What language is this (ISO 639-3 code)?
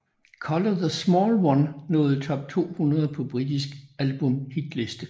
dan